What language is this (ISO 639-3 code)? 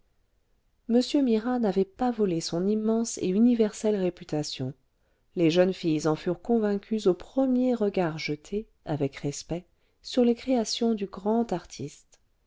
fra